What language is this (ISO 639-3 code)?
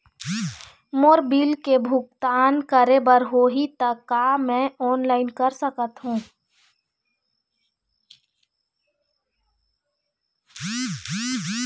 hne